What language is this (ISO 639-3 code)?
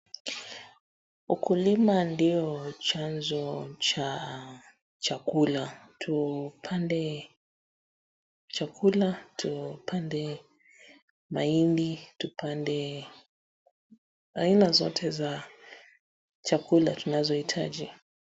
swa